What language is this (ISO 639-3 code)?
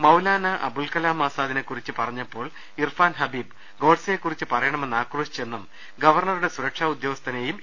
mal